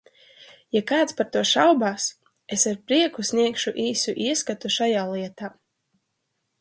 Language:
Latvian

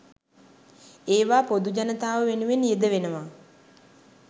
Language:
Sinhala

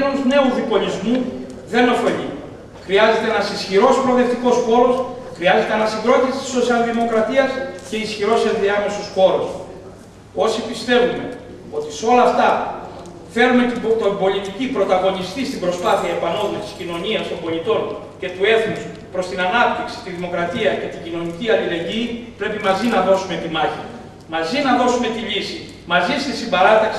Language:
Greek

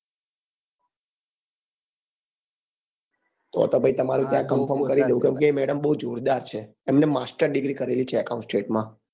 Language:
Gujarati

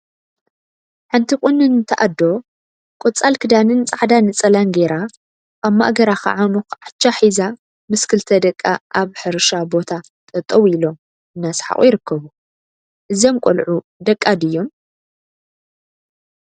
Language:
Tigrinya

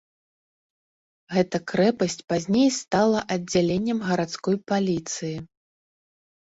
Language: Belarusian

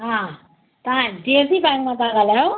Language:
Sindhi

